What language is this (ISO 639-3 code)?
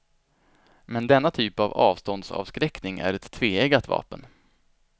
swe